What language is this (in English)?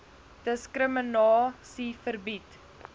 Afrikaans